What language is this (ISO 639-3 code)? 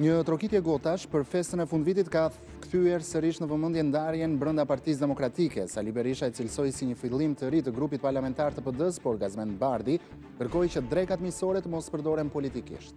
ron